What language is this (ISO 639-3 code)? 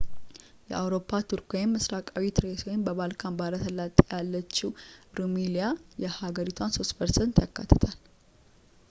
amh